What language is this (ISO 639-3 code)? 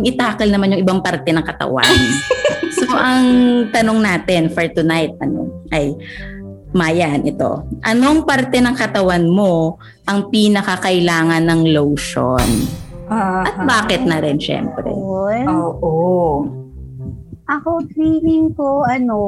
fil